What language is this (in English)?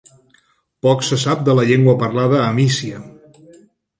Catalan